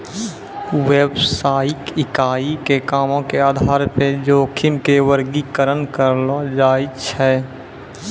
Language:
Maithili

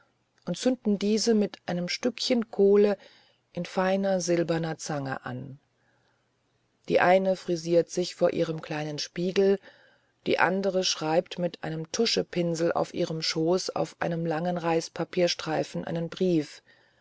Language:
German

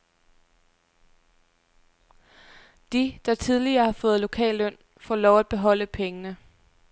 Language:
Danish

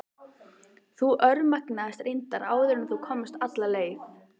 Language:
Icelandic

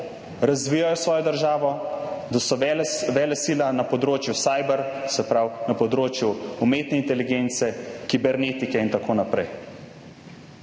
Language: Slovenian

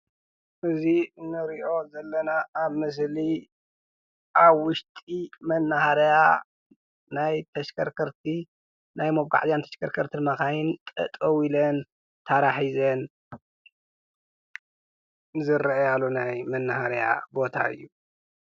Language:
Tigrinya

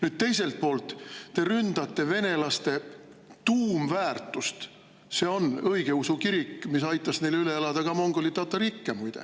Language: Estonian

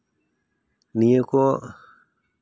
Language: Santali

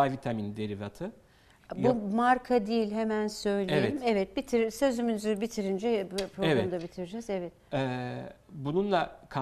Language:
Turkish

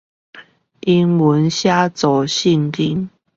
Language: Chinese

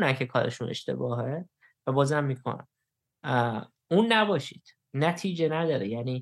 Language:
Persian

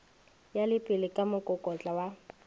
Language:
Northern Sotho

